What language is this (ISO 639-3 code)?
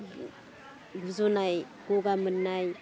brx